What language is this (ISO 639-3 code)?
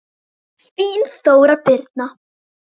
isl